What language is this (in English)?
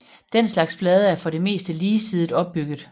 Danish